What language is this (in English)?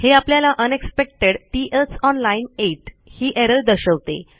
Marathi